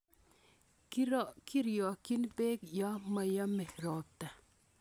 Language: Kalenjin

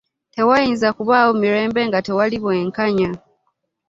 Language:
Ganda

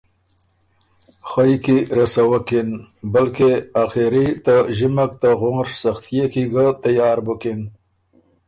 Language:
Ormuri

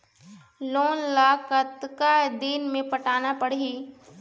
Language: Chhattisgarhi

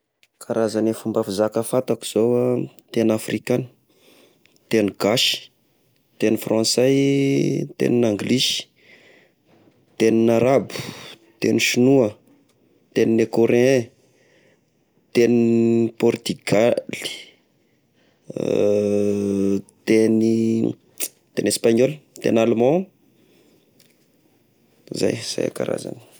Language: Tesaka Malagasy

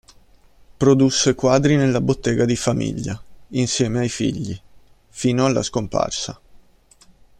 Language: Italian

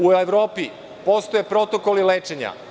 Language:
Serbian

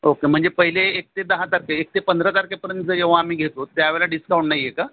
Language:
Marathi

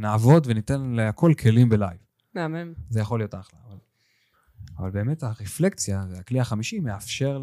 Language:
Hebrew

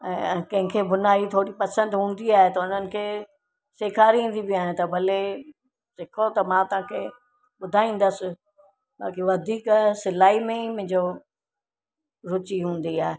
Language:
Sindhi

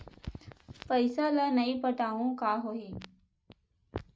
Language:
Chhattisgarhi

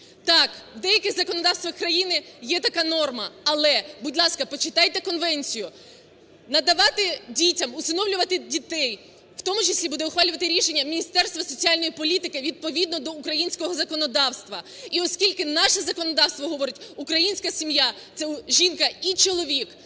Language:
Ukrainian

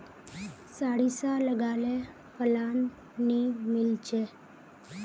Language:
Magahi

